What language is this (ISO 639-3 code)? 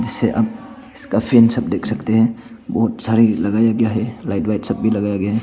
hin